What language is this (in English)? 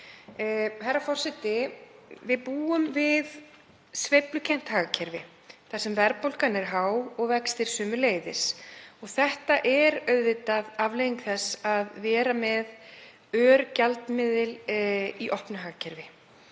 Icelandic